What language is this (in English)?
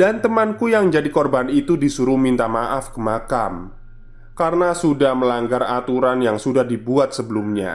Indonesian